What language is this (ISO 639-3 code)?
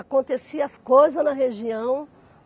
por